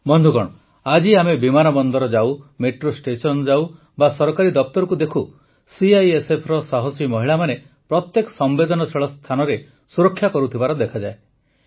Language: Odia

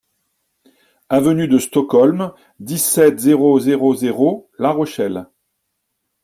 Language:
French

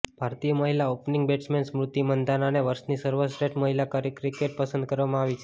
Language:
Gujarati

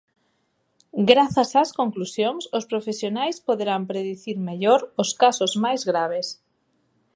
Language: Galician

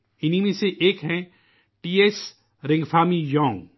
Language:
Urdu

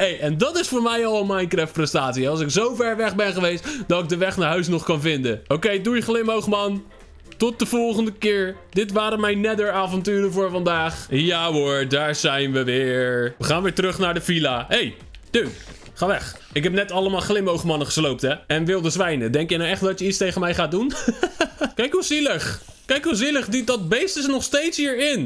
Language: Dutch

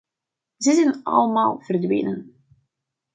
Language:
Dutch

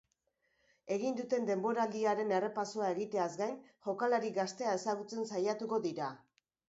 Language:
Basque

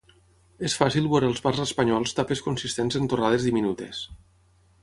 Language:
Catalan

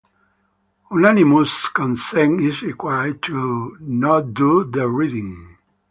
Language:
English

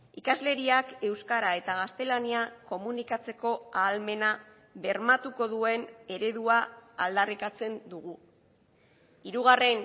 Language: Basque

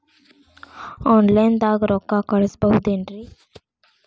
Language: Kannada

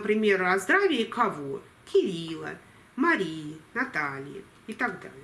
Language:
Russian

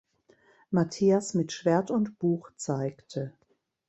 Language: German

